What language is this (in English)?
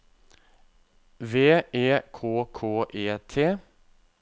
Norwegian